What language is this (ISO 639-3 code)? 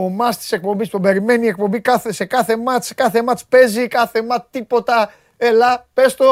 ell